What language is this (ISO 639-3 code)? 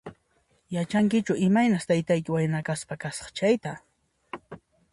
qxp